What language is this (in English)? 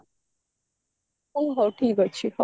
Odia